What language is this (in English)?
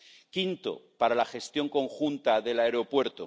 Spanish